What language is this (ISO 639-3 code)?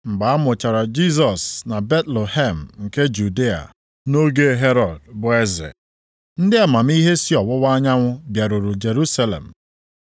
ibo